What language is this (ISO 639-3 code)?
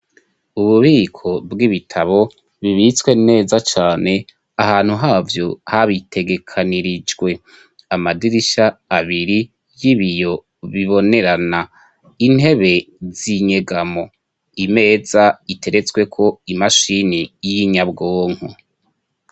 run